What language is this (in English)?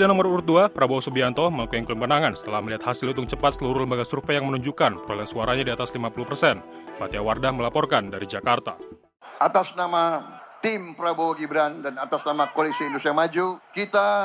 Indonesian